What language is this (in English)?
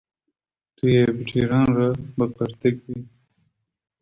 Kurdish